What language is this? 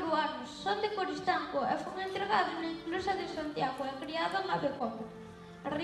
Galician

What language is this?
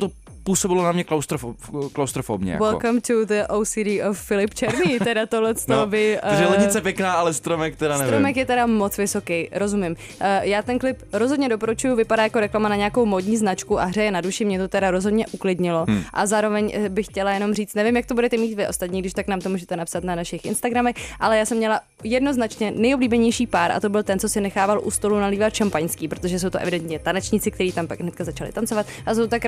Czech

